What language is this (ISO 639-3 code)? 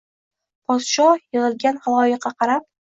uzb